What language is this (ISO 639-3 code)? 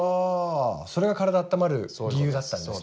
jpn